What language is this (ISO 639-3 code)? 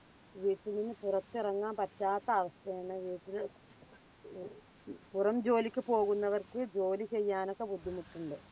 mal